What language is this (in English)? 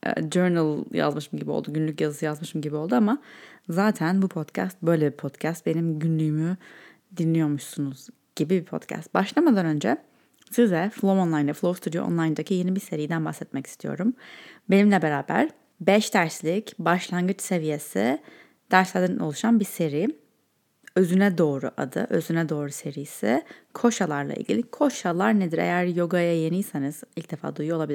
Turkish